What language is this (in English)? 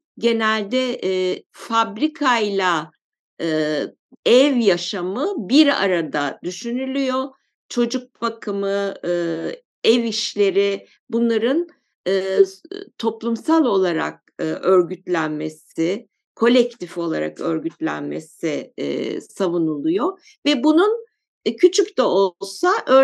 Turkish